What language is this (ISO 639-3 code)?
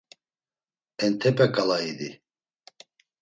lzz